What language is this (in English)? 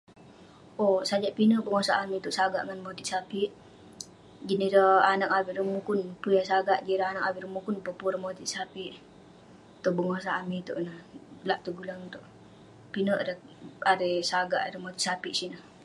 Western Penan